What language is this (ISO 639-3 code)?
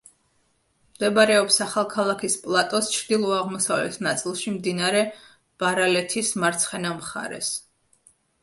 kat